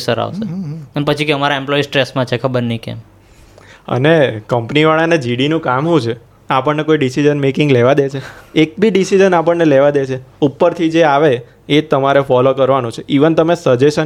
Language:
Gujarati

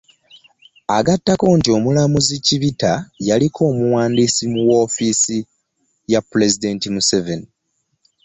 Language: Ganda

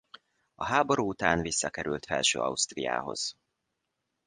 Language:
Hungarian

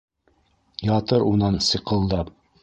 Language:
Bashkir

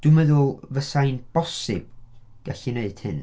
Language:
Welsh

